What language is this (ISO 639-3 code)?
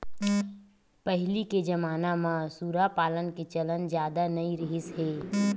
hne